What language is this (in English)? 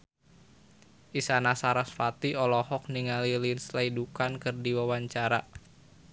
Sundanese